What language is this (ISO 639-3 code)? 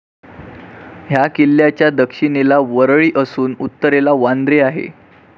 mar